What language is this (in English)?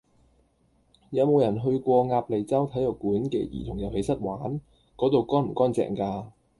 Cantonese